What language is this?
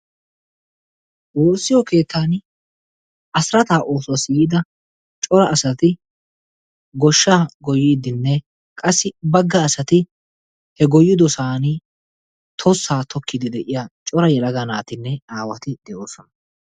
Wolaytta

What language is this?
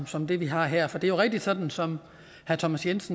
Danish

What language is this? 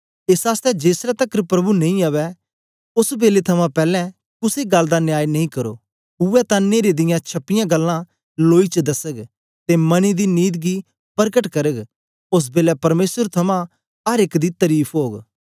Dogri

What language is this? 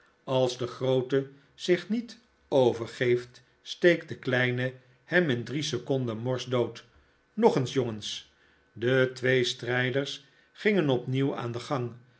Dutch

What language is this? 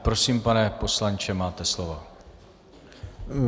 Czech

